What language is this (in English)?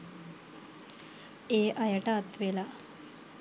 Sinhala